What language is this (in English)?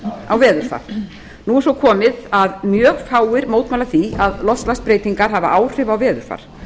Icelandic